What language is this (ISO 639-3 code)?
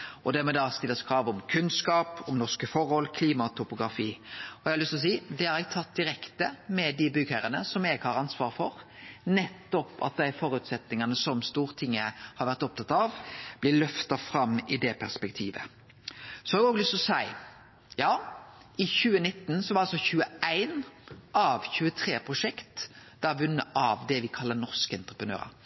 nno